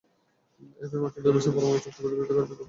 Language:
Bangla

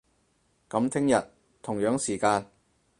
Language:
Cantonese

